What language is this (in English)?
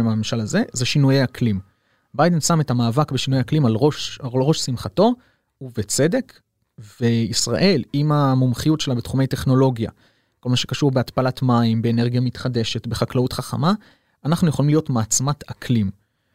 Hebrew